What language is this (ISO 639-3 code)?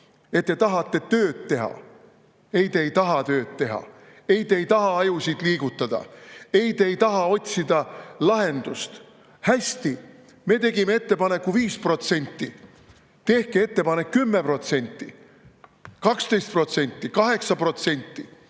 est